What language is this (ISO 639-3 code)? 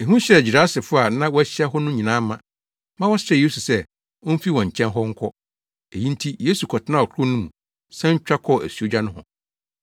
aka